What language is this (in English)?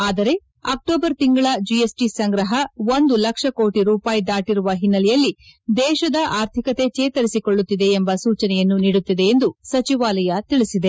Kannada